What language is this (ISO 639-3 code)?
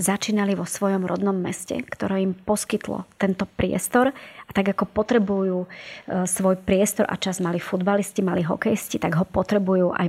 slk